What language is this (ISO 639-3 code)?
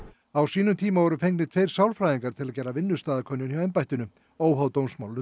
isl